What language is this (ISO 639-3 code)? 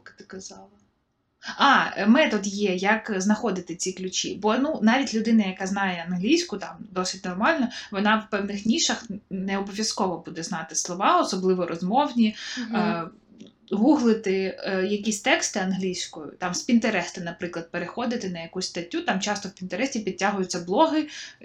ukr